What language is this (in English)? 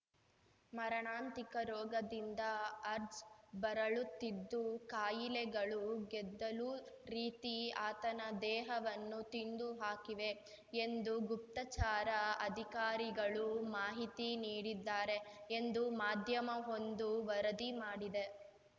Kannada